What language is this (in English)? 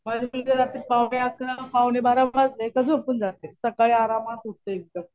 Marathi